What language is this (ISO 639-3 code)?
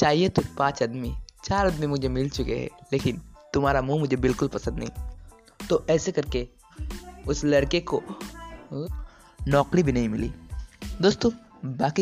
hin